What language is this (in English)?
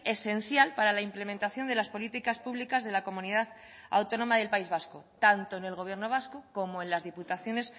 Spanish